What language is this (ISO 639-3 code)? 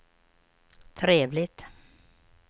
swe